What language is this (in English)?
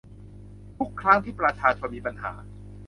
Thai